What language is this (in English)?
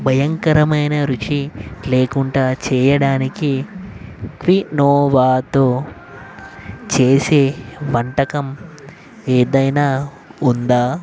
Telugu